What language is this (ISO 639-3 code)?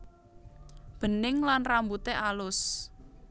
jav